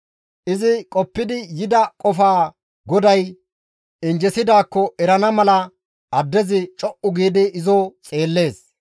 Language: Gamo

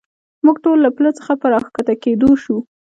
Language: Pashto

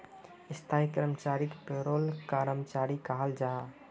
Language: Magahi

